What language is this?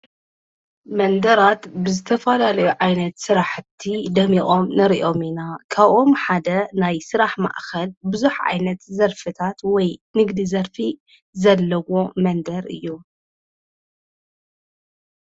Tigrinya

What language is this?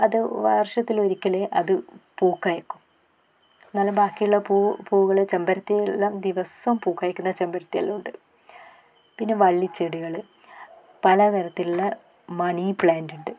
Malayalam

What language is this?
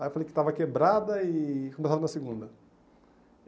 Portuguese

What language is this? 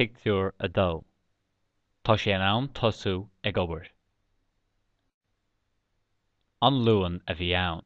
Irish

